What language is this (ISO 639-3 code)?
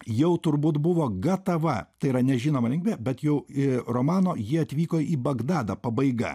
lit